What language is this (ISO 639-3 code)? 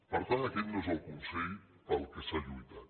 cat